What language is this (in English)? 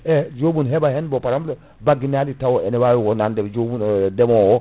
Fula